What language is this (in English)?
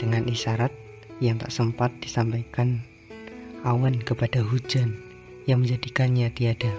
Indonesian